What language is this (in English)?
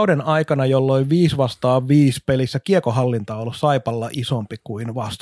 Finnish